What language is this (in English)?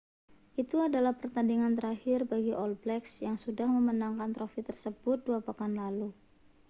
Indonesian